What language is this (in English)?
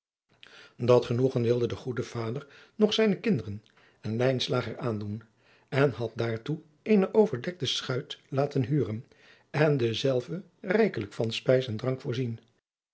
Dutch